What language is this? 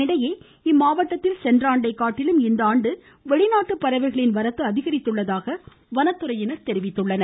Tamil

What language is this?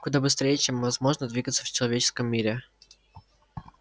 Russian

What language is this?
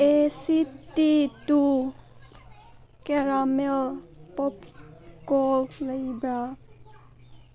Manipuri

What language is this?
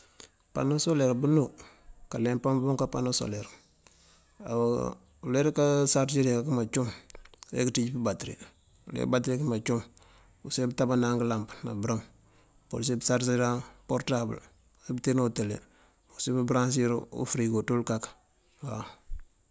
Mandjak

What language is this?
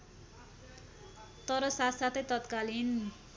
Nepali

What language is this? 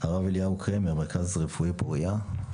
Hebrew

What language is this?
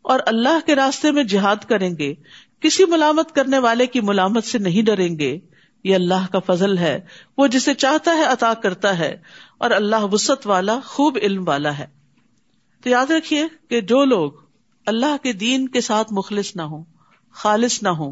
Urdu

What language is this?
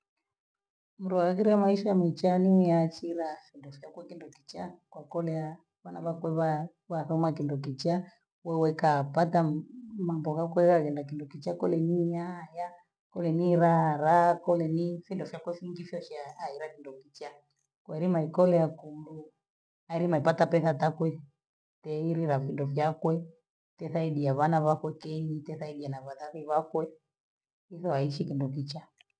Gweno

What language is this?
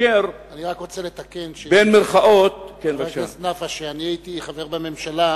Hebrew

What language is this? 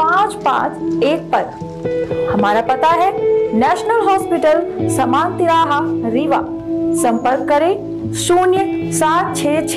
Hindi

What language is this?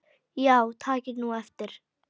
Icelandic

